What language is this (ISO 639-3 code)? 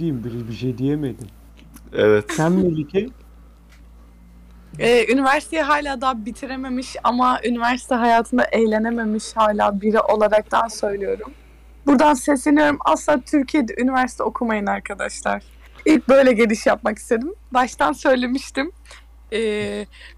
tur